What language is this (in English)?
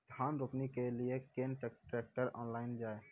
Maithili